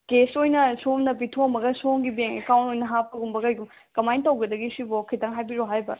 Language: Manipuri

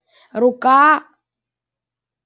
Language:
Russian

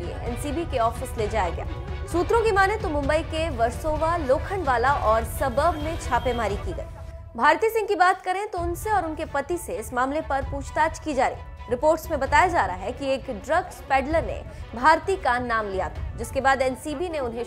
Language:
Hindi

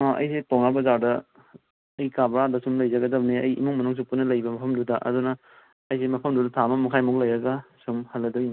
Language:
Manipuri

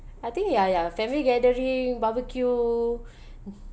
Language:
English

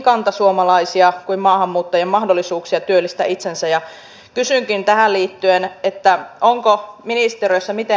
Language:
Finnish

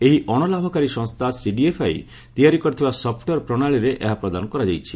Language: Odia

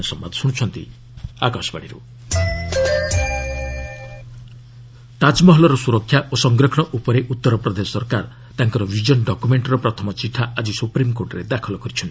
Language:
Odia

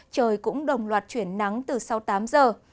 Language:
Vietnamese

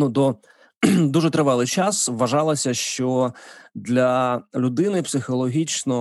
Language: Ukrainian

